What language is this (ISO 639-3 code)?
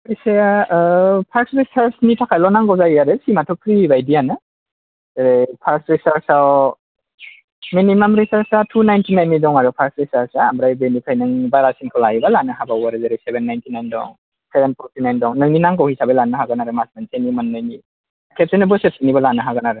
brx